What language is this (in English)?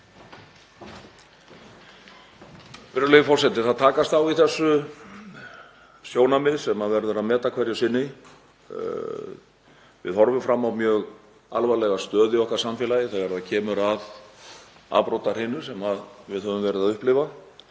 Icelandic